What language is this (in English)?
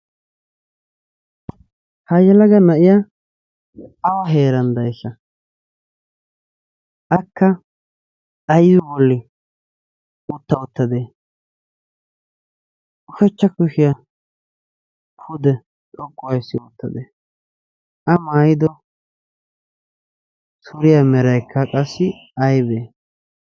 Wolaytta